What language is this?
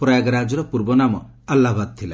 Odia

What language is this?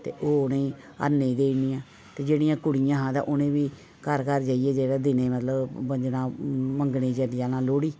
Dogri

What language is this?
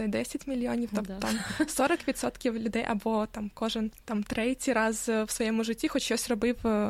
Ukrainian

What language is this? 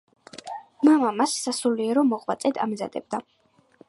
Georgian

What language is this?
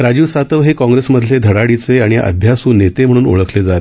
Marathi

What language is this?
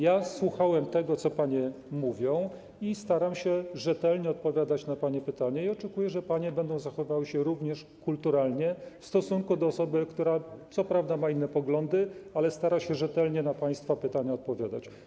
Polish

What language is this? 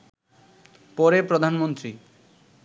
Bangla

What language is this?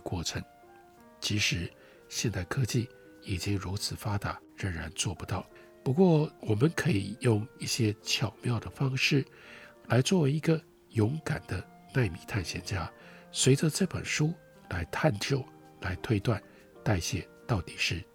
Chinese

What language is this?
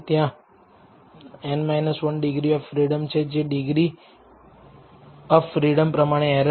Gujarati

